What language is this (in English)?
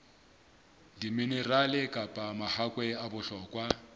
Southern Sotho